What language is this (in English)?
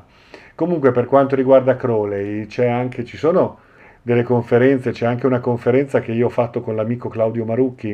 Italian